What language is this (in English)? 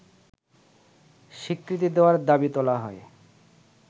Bangla